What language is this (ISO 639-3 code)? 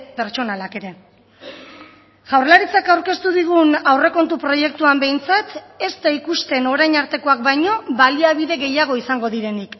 eus